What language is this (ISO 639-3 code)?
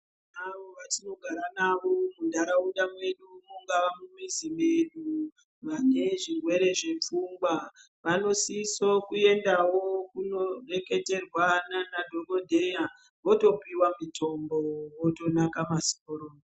ndc